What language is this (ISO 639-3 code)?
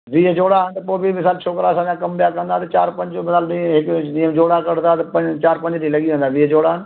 snd